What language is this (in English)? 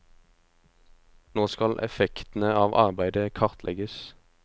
Norwegian